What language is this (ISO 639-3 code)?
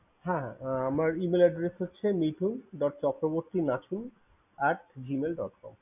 ben